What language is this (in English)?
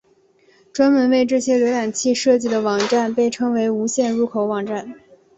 Chinese